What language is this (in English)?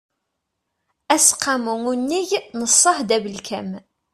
Kabyle